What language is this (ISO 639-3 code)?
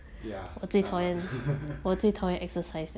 eng